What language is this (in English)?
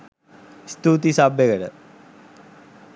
Sinhala